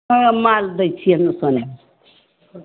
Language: Maithili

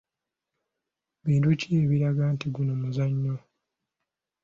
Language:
Ganda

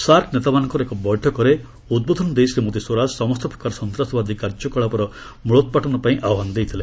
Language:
Odia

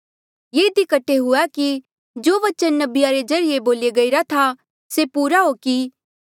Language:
Mandeali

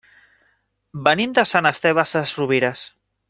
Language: Catalan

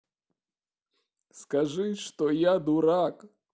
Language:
Russian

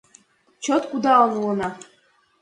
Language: Mari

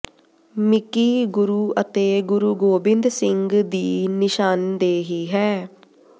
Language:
Punjabi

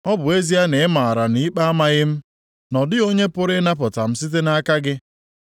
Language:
Igbo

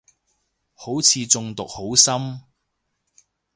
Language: Cantonese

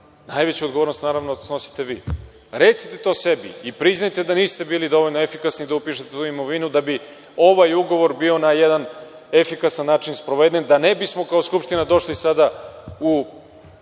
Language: Serbian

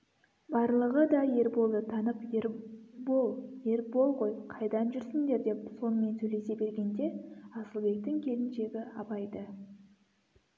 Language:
Kazakh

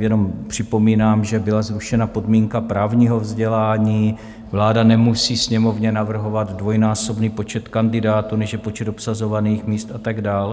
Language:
Czech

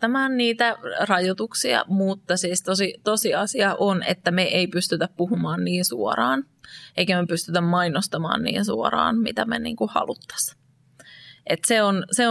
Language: Finnish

